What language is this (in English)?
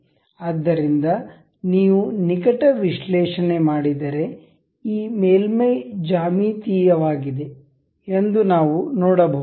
Kannada